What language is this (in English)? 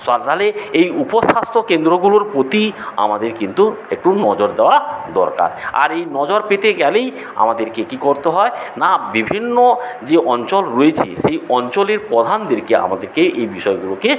Bangla